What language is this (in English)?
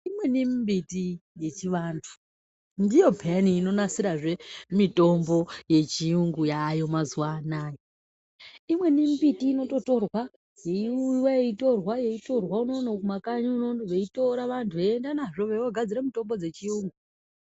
Ndau